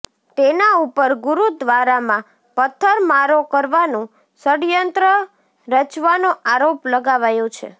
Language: Gujarati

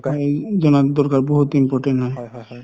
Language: Assamese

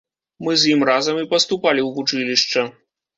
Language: Belarusian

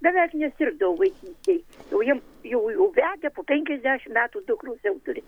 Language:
Lithuanian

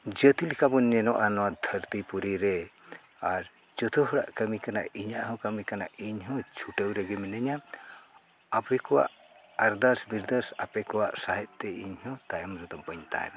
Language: Santali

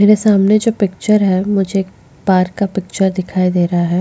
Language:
Hindi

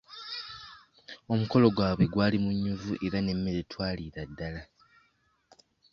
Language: Ganda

